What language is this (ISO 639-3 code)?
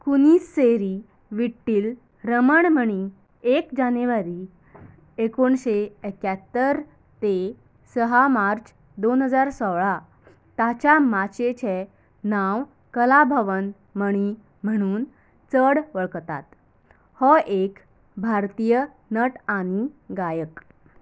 kok